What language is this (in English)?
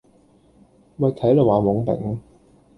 Cantonese